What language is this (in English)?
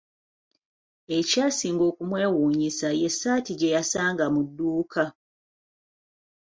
Ganda